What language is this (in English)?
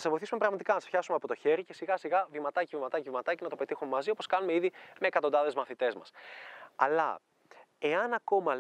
Greek